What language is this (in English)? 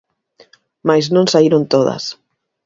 Galician